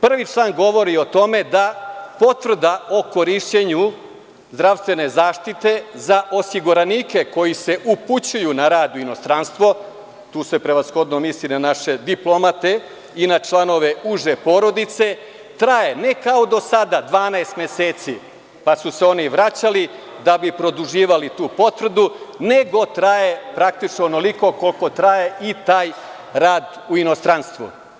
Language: Serbian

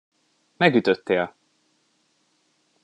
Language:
Hungarian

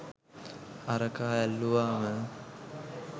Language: Sinhala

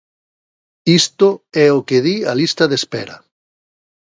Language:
Galician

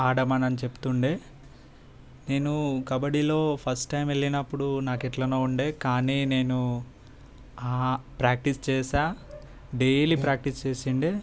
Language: Telugu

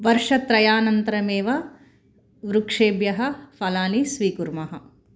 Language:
Sanskrit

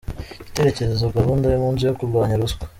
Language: Kinyarwanda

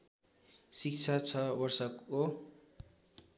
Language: Nepali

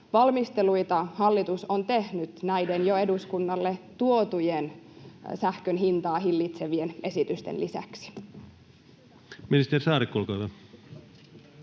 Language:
Finnish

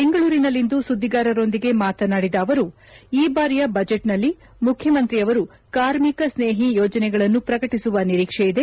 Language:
Kannada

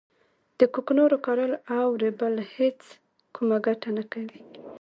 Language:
Pashto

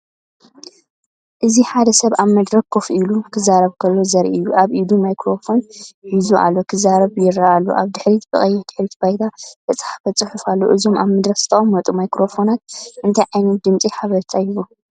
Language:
Tigrinya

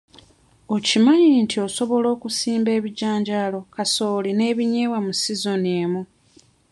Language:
Ganda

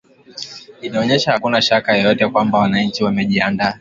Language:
Swahili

